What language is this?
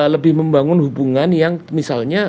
Indonesian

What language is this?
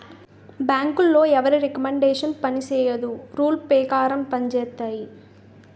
Telugu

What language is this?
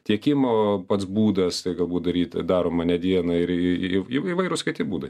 Lithuanian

